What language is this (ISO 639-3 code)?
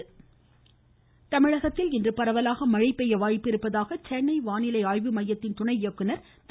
tam